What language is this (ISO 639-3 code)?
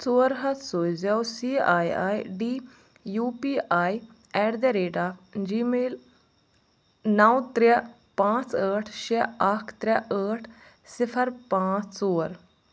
kas